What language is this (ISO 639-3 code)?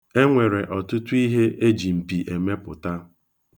ibo